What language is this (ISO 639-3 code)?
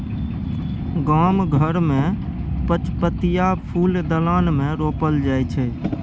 mai